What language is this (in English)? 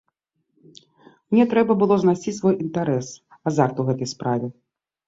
Belarusian